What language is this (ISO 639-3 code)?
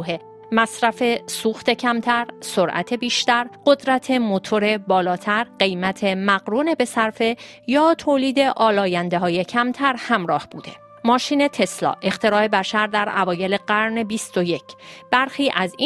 fas